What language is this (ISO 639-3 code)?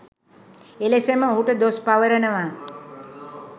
sin